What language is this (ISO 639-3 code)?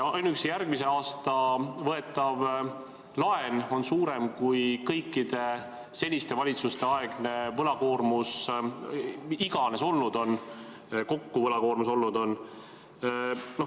est